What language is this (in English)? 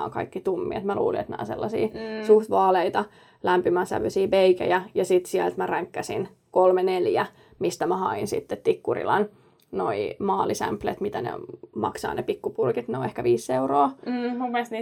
Finnish